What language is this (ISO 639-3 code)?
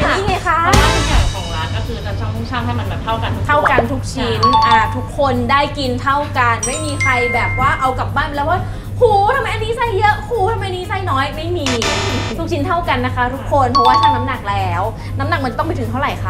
tha